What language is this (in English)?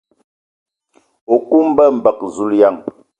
Ewondo